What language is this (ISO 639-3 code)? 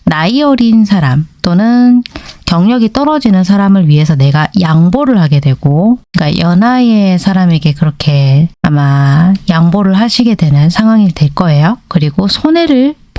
kor